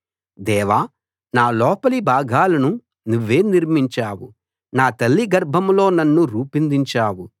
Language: Telugu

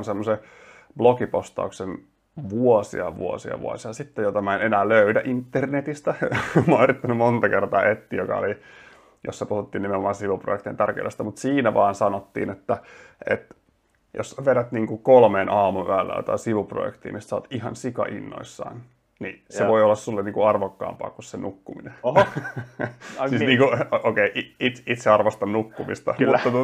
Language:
Finnish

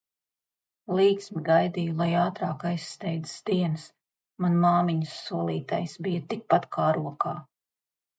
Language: Latvian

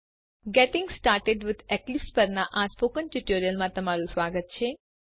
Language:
Gujarati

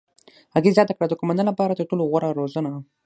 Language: Pashto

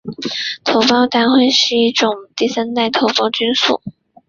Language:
Chinese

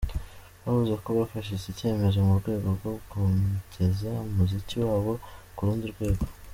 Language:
Kinyarwanda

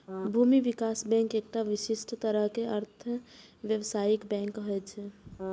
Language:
Maithili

